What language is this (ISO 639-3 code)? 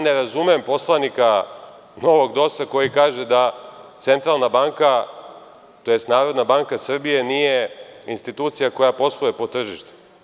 srp